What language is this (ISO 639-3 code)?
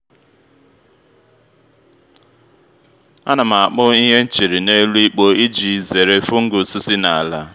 ibo